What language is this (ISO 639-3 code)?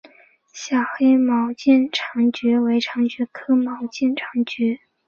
zho